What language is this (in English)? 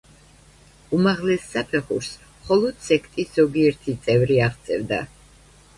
Georgian